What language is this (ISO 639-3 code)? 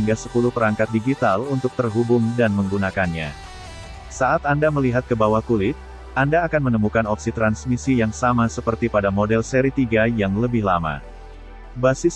ind